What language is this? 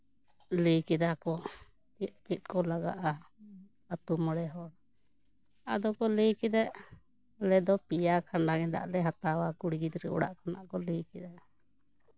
Santali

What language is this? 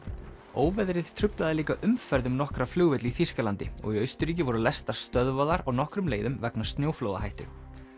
Icelandic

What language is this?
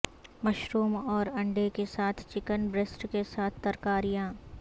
Urdu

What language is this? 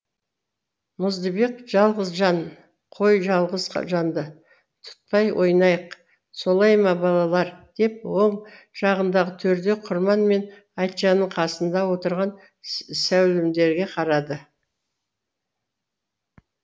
Kazakh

